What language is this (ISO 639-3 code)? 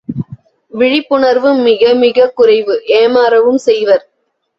tam